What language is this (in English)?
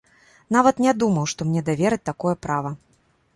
Belarusian